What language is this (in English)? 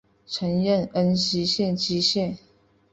Chinese